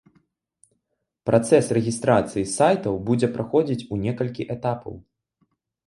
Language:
Belarusian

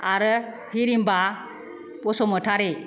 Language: Bodo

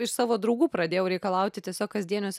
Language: Lithuanian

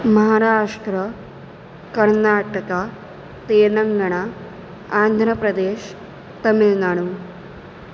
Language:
Sanskrit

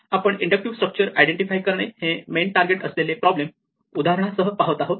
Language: Marathi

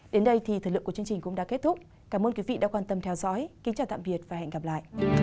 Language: Vietnamese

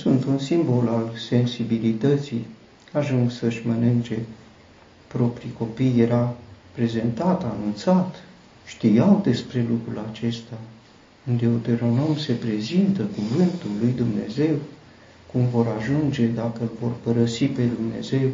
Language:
Romanian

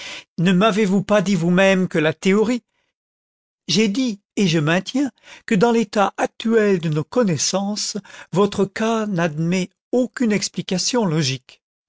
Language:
French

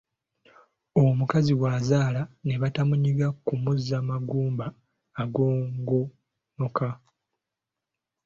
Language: Ganda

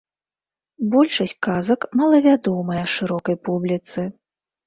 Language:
Belarusian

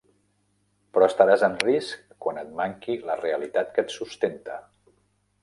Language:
Catalan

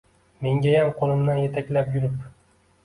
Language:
Uzbek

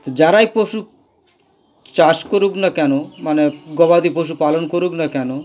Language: Bangla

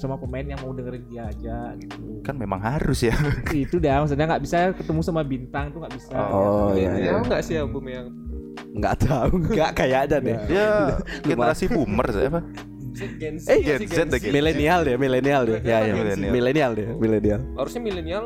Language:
Indonesian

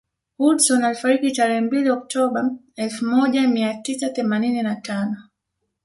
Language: Swahili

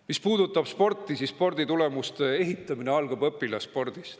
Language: Estonian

